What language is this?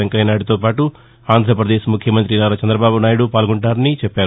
Telugu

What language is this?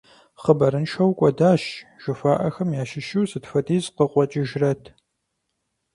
Kabardian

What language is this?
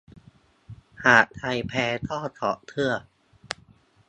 Thai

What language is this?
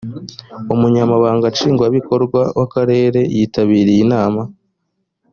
Kinyarwanda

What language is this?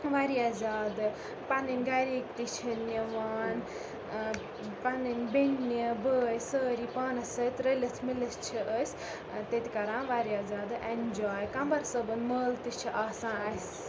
Kashmiri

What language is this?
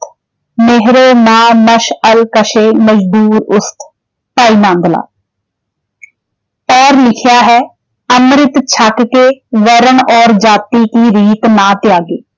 Punjabi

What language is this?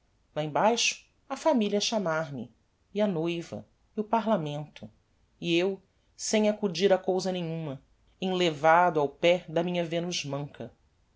Portuguese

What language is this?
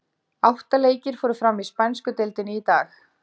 Icelandic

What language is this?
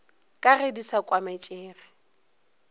Northern Sotho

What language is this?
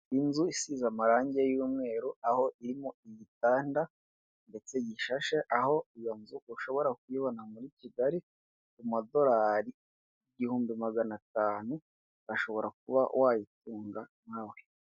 Kinyarwanda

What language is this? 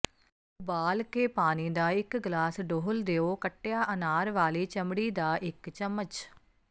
Punjabi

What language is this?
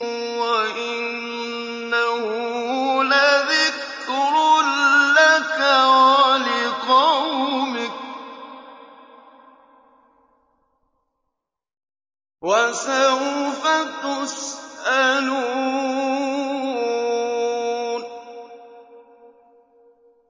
Arabic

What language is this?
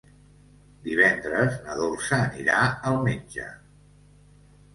Catalan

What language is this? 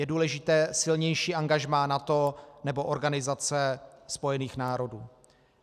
Czech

